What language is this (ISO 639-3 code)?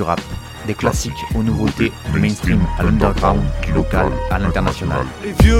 fra